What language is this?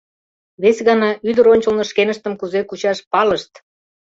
Mari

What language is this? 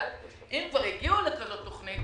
Hebrew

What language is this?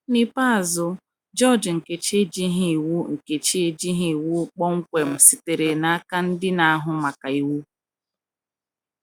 Igbo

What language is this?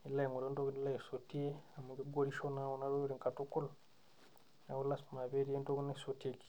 Masai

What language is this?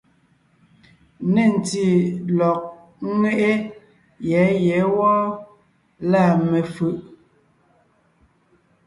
Ngiemboon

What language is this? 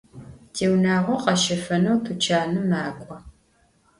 Adyghe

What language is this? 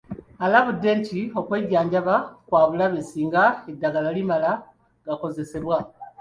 Ganda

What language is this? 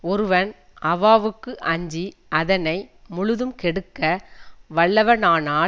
Tamil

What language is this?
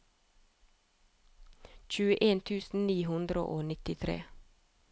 Norwegian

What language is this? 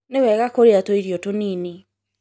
Kikuyu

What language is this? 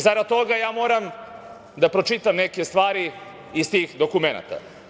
Serbian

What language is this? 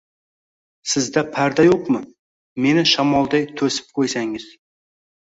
Uzbek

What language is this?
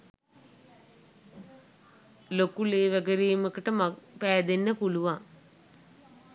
Sinhala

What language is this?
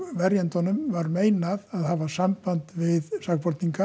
Icelandic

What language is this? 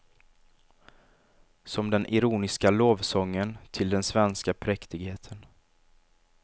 Swedish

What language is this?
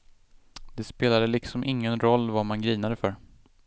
Swedish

